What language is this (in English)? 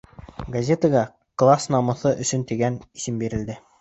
Bashkir